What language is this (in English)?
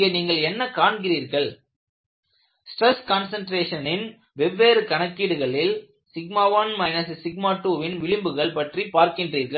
Tamil